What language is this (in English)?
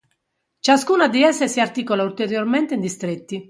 Italian